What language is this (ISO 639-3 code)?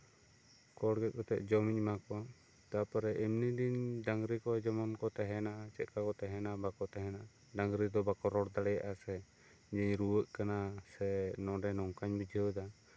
sat